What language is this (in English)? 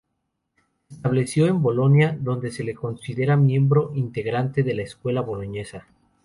Spanish